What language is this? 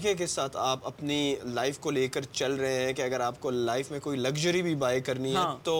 Urdu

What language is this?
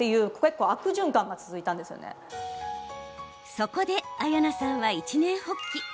Japanese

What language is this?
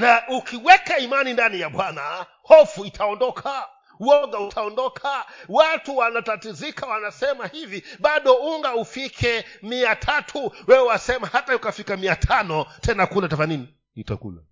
Swahili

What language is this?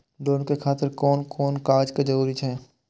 Maithili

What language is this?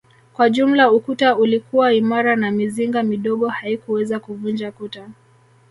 Swahili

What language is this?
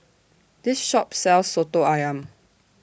English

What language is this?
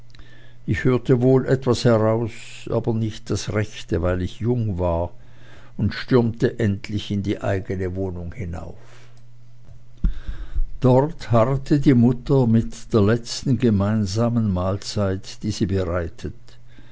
German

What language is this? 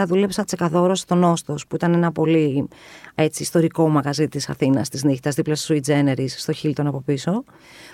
Greek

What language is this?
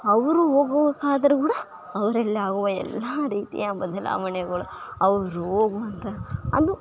Kannada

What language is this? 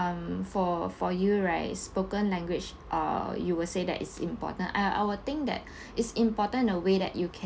English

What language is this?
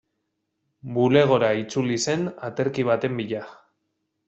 Basque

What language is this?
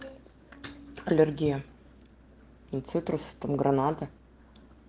Russian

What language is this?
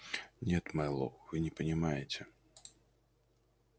Russian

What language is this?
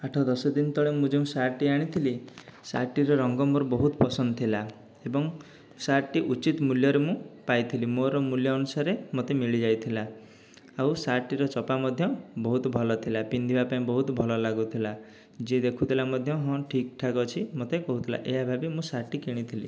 Odia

